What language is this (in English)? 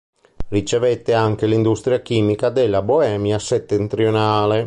Italian